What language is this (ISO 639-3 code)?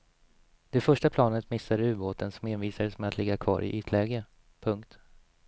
swe